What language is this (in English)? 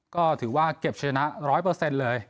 Thai